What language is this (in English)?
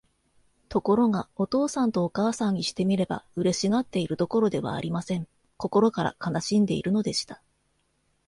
Japanese